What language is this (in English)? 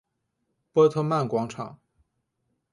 Chinese